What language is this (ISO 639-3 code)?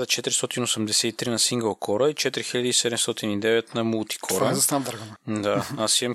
bul